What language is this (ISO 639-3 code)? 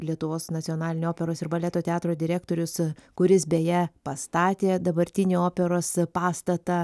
lit